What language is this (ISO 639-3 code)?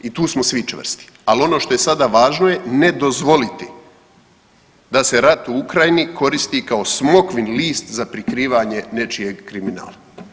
hrv